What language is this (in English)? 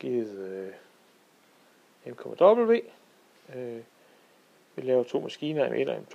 Danish